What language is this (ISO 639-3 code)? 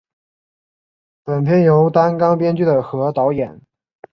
zho